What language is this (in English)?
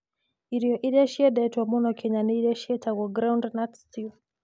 Kikuyu